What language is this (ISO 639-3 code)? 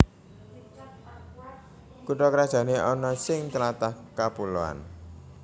jav